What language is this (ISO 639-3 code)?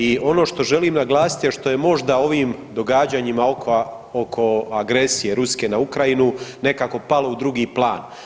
hrv